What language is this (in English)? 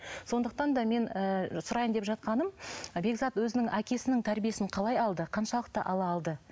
Kazakh